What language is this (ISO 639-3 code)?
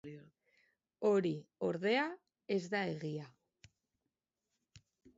eus